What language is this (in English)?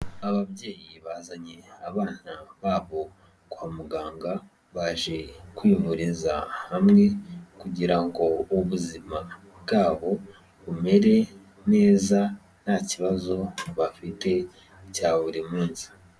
Kinyarwanda